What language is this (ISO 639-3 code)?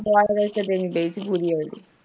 pan